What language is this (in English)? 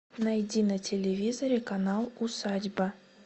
Russian